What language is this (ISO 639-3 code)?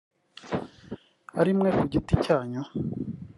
kin